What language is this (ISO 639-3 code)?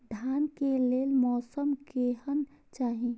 mai